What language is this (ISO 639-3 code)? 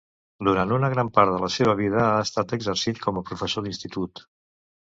cat